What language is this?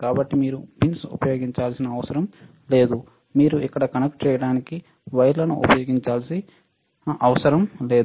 Telugu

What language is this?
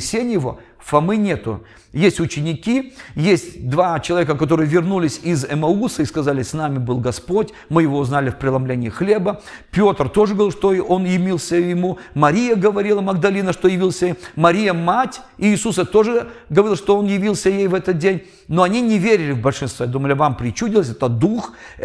Russian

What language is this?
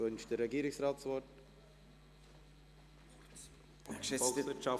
Swiss German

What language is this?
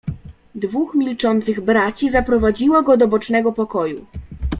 Polish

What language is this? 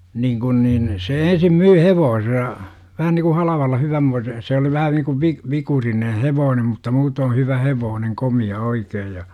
Finnish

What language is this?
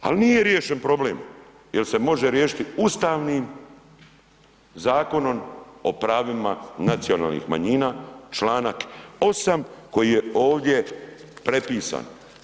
Croatian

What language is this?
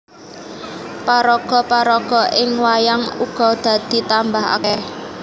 Javanese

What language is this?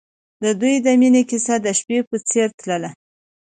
Pashto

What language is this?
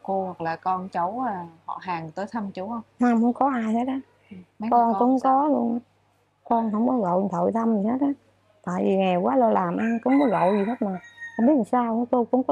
Vietnamese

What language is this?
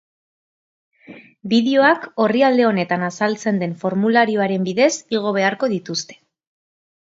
Basque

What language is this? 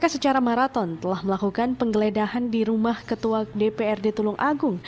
Indonesian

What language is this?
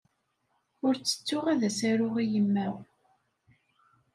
Kabyle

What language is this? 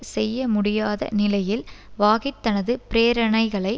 Tamil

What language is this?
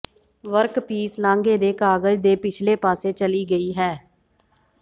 Punjabi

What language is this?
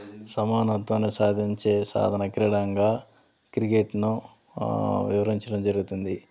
Telugu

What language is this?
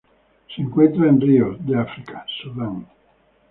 Spanish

